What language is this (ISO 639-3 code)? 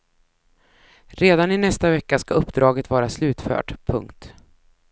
swe